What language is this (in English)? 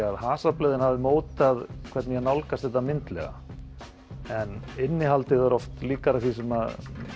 Icelandic